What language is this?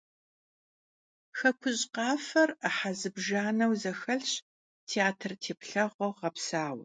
Kabardian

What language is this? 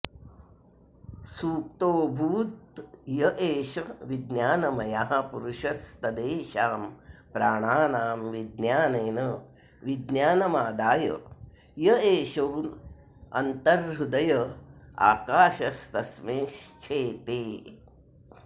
Sanskrit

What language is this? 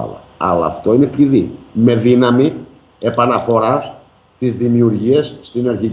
Greek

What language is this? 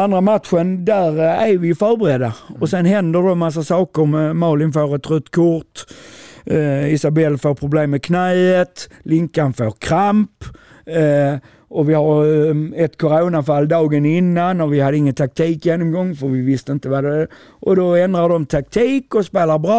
Swedish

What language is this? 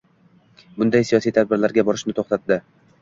Uzbek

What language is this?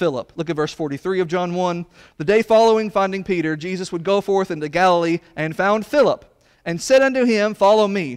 English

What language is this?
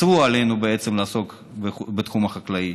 Hebrew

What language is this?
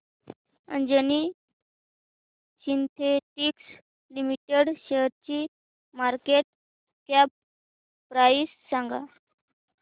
Marathi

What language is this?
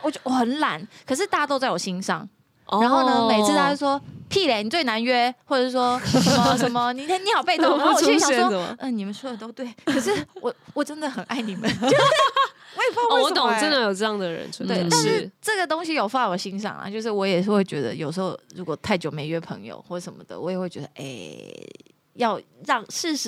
Chinese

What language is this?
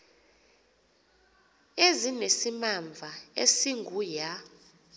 Xhosa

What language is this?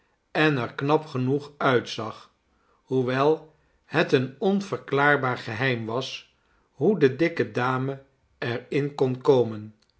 Dutch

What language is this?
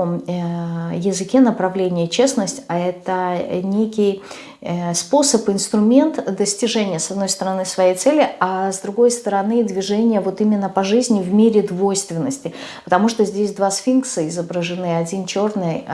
Russian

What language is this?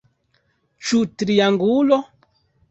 Esperanto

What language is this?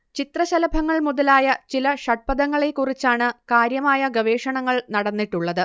Malayalam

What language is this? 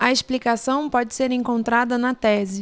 Portuguese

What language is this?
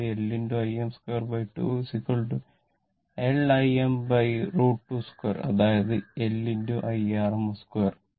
Malayalam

